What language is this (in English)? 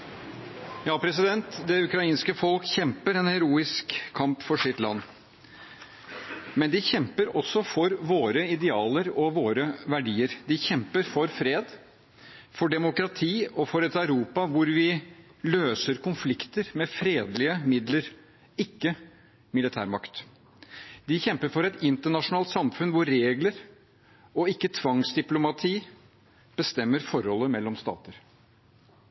Norwegian Bokmål